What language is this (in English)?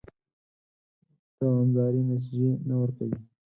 Pashto